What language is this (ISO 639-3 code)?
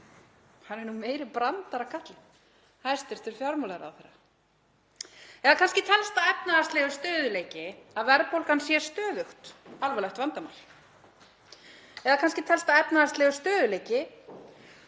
isl